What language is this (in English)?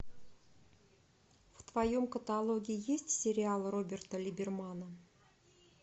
Russian